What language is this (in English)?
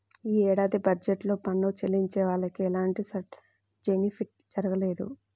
Telugu